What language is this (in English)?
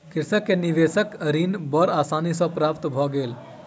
Maithili